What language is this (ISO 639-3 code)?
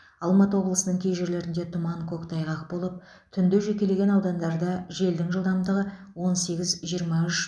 kaz